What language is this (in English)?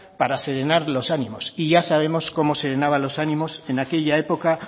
Spanish